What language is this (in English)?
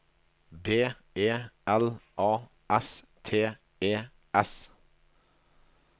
Norwegian